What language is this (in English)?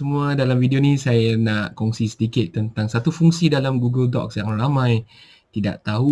Malay